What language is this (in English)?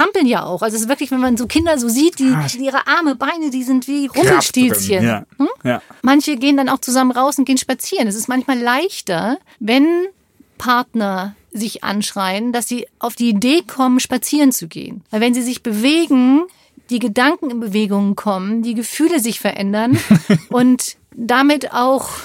German